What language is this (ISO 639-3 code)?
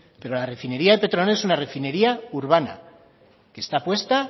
spa